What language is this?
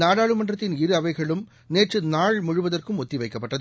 Tamil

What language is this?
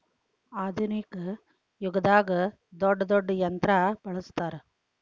Kannada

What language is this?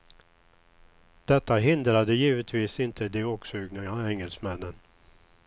Swedish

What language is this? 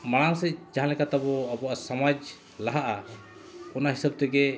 Santali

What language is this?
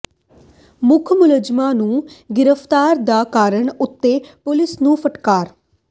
Punjabi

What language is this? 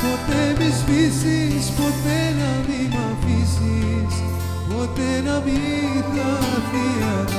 Greek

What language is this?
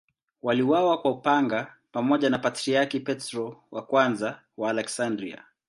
Swahili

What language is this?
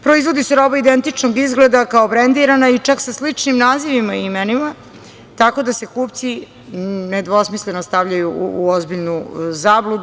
Serbian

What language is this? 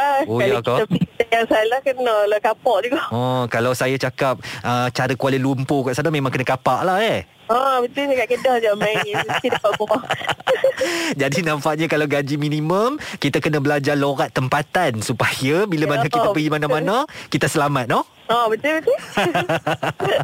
Malay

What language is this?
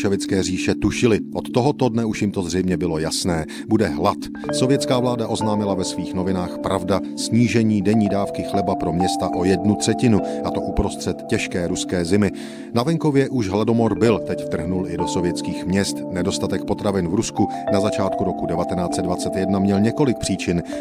Czech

